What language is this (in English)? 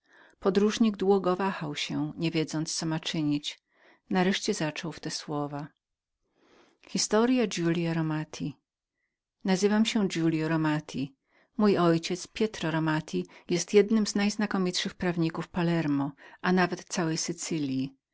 Polish